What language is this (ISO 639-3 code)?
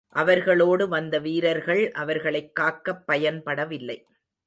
tam